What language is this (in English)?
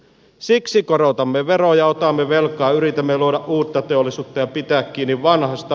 Finnish